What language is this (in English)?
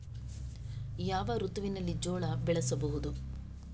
Kannada